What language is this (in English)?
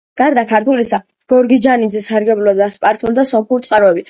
Georgian